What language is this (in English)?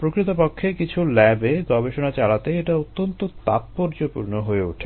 Bangla